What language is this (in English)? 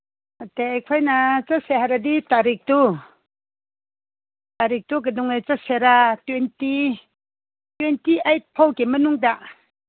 Manipuri